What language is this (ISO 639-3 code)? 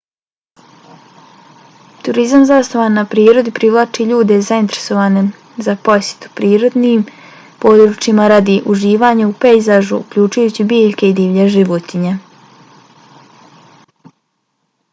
bos